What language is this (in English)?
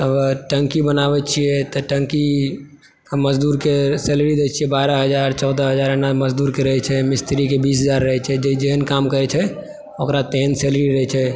Maithili